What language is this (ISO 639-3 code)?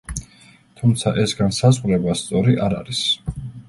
kat